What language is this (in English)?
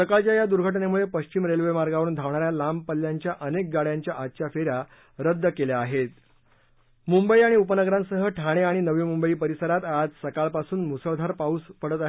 Marathi